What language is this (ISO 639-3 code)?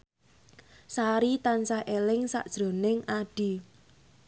jav